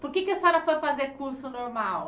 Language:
Portuguese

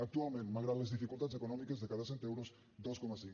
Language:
Catalan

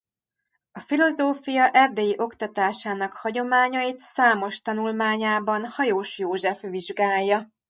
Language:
Hungarian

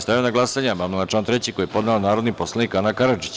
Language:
Serbian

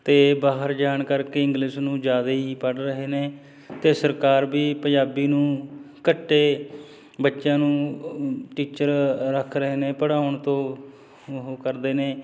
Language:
Punjabi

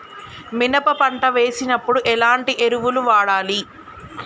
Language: Telugu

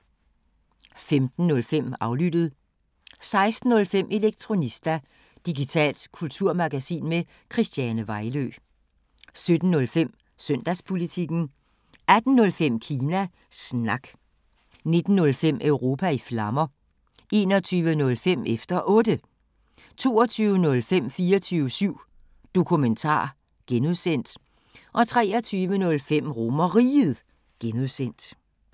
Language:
Danish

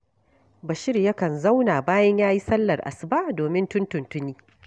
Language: Hausa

